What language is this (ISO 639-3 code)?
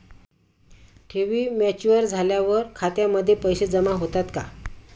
mar